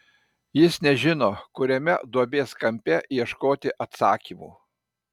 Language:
Lithuanian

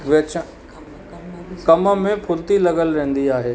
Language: Sindhi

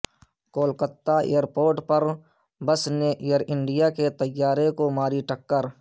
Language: Urdu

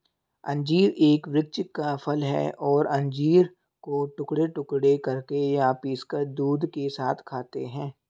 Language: Hindi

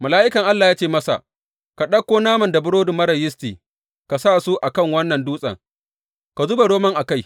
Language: Hausa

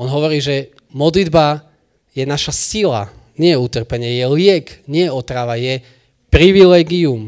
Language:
Slovak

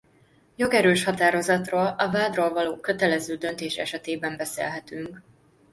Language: Hungarian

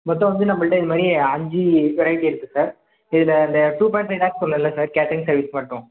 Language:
Tamil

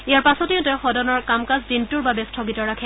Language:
Assamese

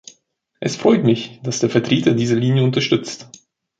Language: German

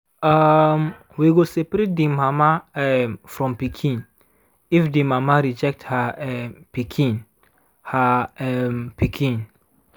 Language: Nigerian Pidgin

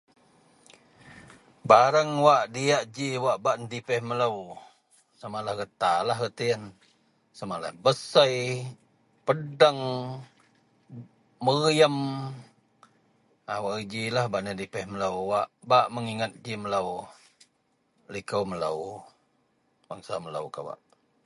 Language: Central Melanau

